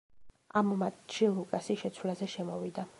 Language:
Georgian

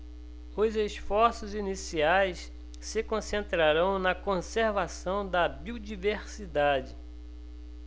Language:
Portuguese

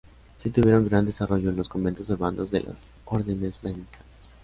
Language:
Spanish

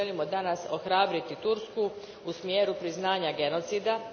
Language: Croatian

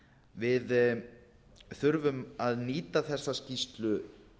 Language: Icelandic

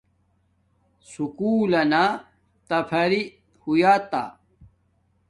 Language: Domaaki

